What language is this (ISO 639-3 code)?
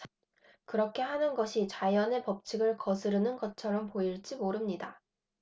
kor